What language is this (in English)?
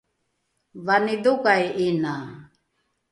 Rukai